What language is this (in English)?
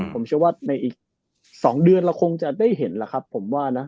Thai